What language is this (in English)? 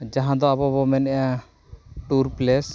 Santali